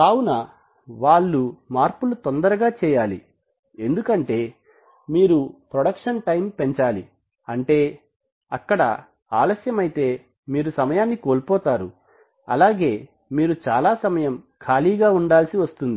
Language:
Telugu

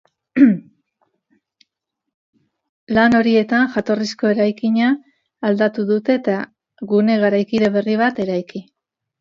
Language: Basque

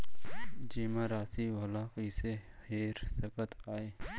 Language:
Chhattisgarhi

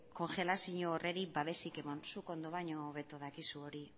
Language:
Basque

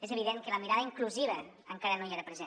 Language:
Catalan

